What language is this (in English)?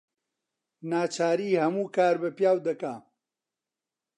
Central Kurdish